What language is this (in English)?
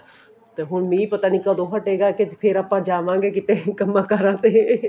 Punjabi